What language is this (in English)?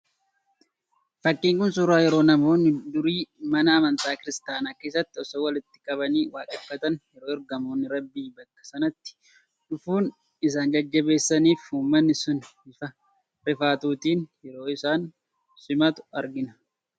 Oromo